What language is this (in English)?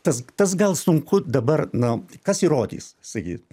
Lithuanian